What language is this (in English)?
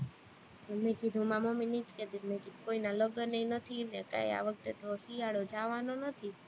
Gujarati